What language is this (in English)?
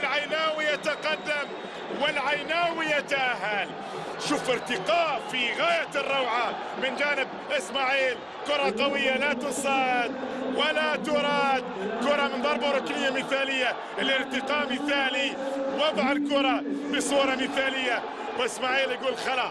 Arabic